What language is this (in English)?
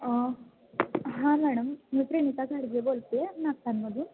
Marathi